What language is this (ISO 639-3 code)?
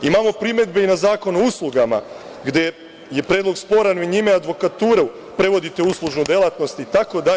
srp